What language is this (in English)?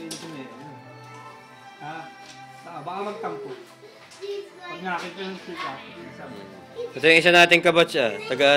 Filipino